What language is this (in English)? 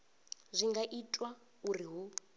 Venda